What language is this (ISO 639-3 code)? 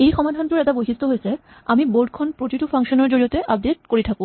asm